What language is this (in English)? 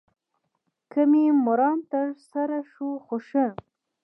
Pashto